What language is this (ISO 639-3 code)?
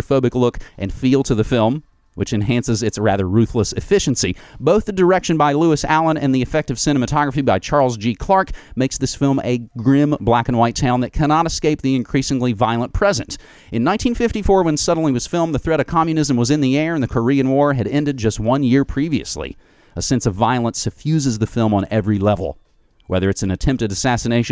eng